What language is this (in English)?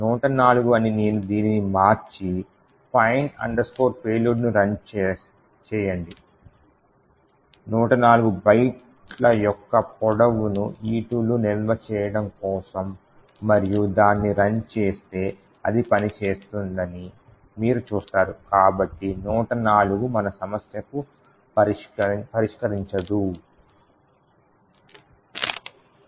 Telugu